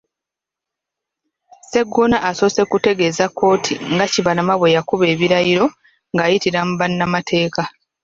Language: Ganda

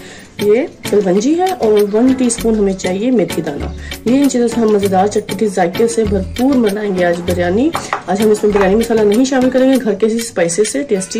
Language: Hindi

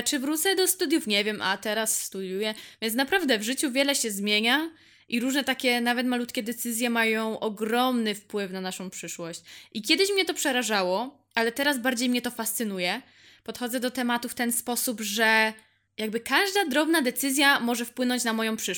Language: Polish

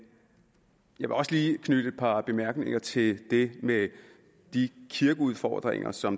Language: Danish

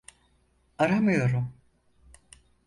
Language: Turkish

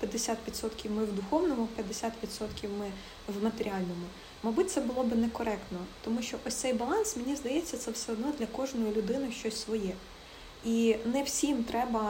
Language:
Ukrainian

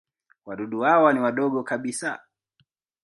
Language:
Swahili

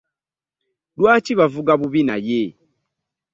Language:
Ganda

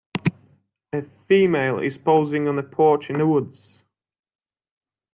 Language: English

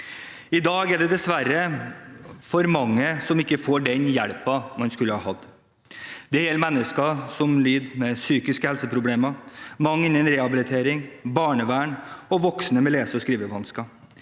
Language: Norwegian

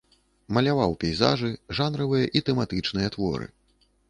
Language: Belarusian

